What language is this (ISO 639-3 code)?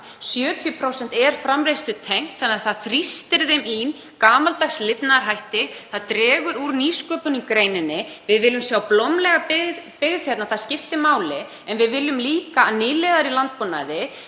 isl